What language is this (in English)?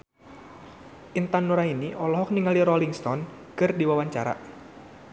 Sundanese